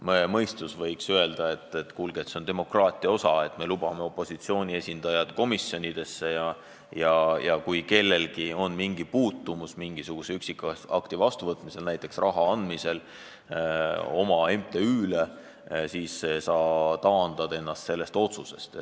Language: Estonian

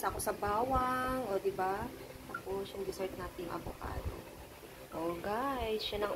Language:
Filipino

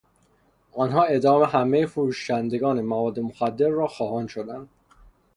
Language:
Persian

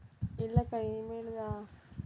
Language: Tamil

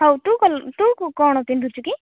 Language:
Odia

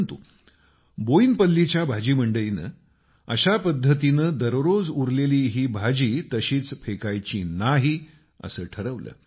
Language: Marathi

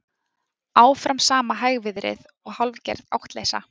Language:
Icelandic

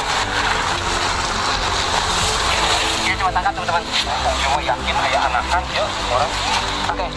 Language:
Indonesian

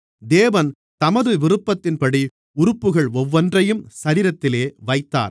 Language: Tamil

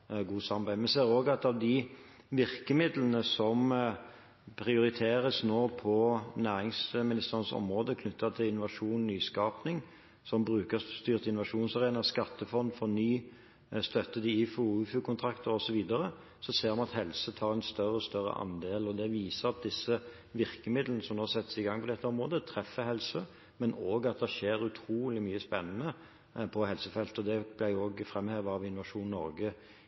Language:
Norwegian Bokmål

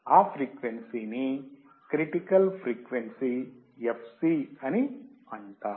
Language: Telugu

